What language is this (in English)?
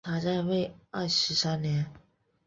Chinese